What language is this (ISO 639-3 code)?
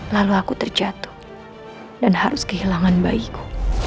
ind